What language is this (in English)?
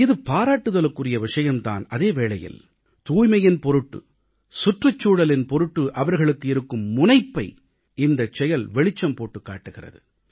Tamil